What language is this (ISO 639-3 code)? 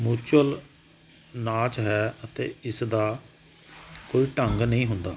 pan